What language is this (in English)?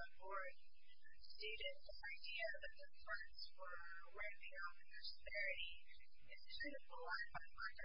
English